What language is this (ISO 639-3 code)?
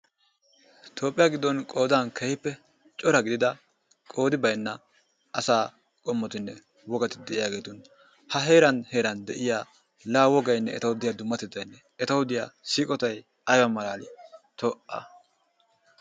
wal